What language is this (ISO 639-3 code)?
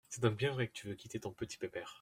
fra